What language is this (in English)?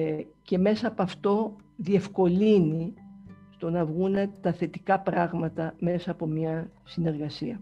Greek